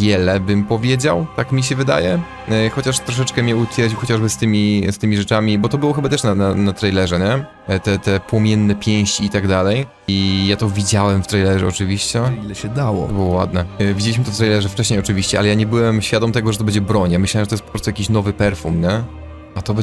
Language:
Polish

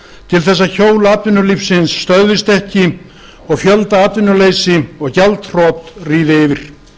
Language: Icelandic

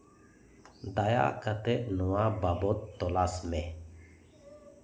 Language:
Santali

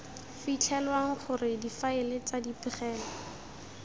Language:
Tswana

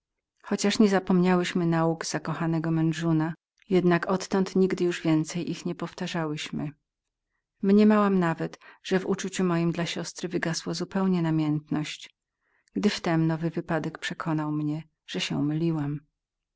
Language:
Polish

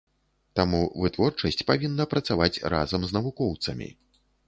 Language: Belarusian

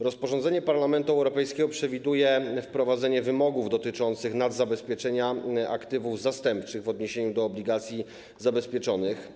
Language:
Polish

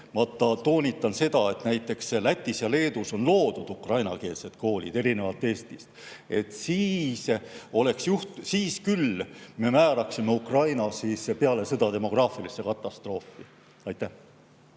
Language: Estonian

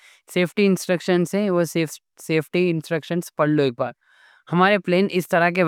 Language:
Deccan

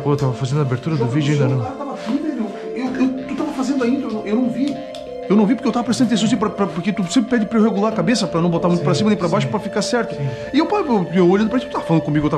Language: Portuguese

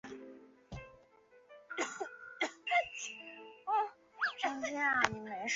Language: Chinese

